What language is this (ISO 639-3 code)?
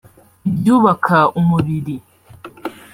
kin